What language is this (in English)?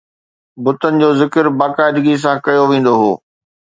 Sindhi